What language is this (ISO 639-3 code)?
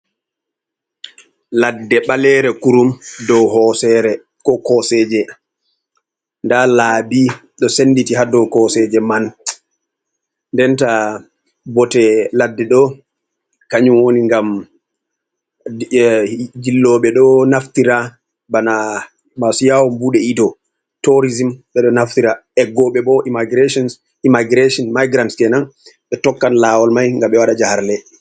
ful